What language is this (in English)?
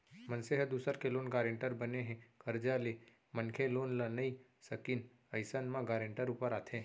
Chhattisgarhi